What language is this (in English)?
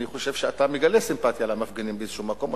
Hebrew